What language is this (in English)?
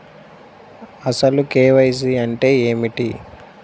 Telugu